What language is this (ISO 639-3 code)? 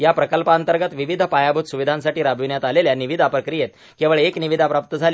mar